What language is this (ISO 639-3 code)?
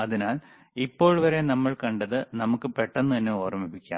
mal